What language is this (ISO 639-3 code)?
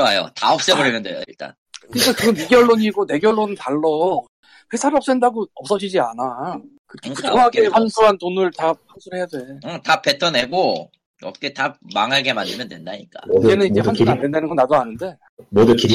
kor